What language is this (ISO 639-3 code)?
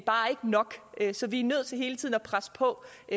dan